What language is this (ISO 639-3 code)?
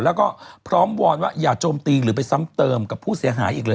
tha